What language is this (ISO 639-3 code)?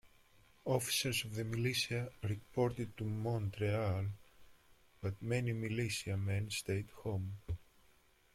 eng